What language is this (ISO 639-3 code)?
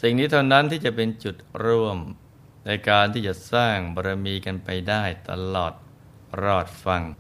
tha